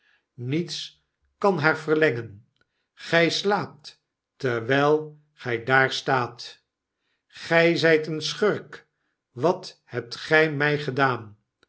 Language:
Dutch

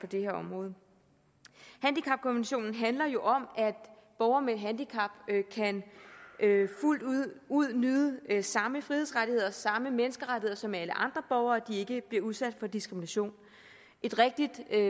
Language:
Danish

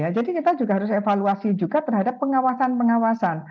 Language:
Indonesian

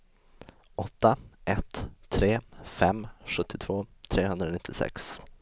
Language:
Swedish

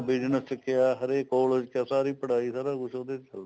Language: Punjabi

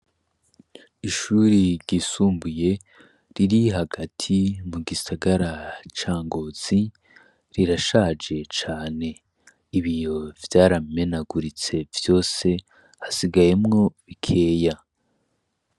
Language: Rundi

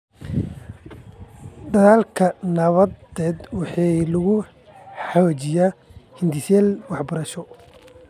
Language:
Somali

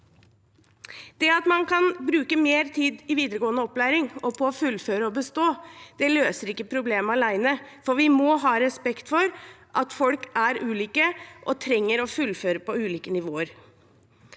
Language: Norwegian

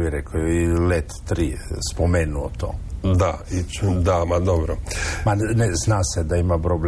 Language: Croatian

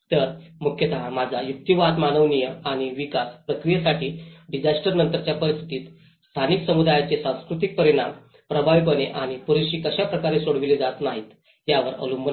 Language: Marathi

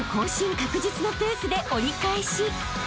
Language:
Japanese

